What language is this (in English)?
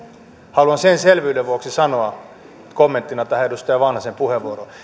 Finnish